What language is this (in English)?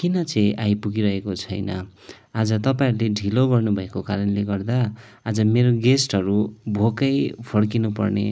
Nepali